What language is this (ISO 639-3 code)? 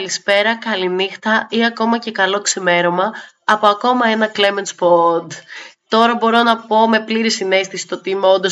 ell